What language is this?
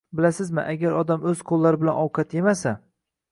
Uzbek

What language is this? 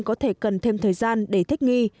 Vietnamese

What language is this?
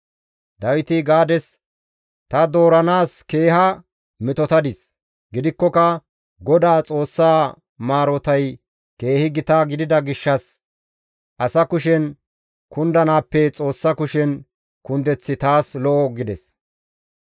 Gamo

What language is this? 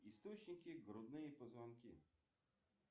Russian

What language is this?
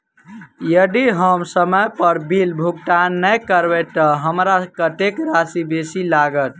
Maithili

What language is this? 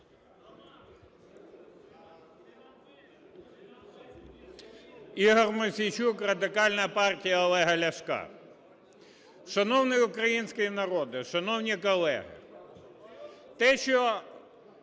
Ukrainian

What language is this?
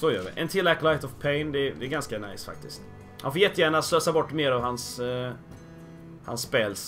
Swedish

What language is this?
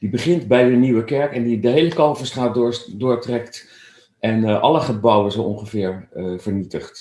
Dutch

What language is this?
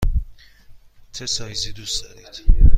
Persian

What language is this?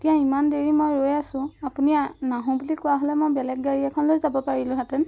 Assamese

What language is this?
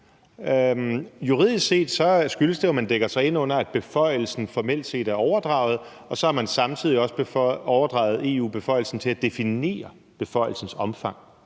Danish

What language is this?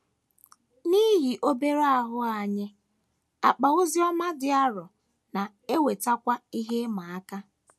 Igbo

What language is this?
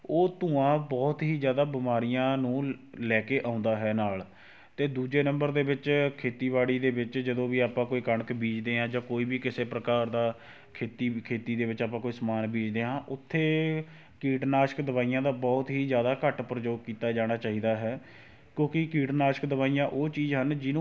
Punjabi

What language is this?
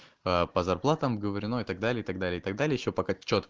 Russian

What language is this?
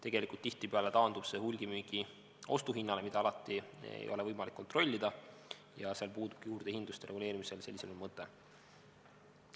Estonian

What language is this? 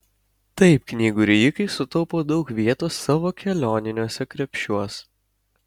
Lithuanian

